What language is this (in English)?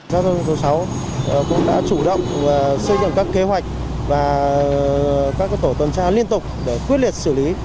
Vietnamese